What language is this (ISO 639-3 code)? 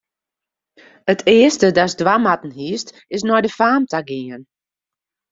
fry